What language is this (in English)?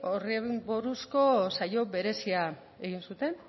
Basque